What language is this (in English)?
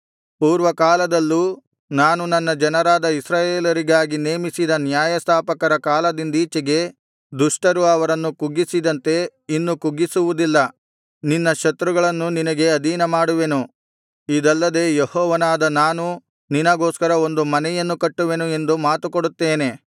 Kannada